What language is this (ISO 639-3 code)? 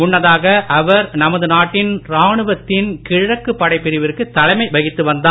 tam